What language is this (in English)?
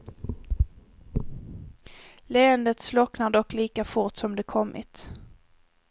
Swedish